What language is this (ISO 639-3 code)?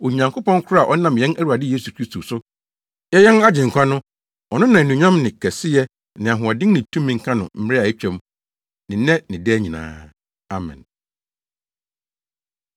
aka